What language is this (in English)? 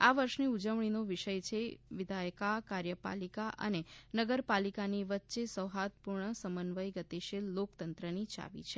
Gujarati